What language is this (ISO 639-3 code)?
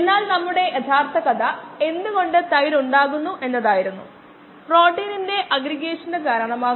mal